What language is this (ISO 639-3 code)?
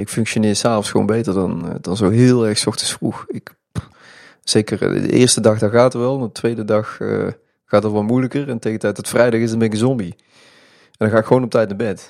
nld